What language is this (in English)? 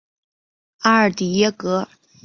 Chinese